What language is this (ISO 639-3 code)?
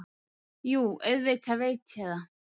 isl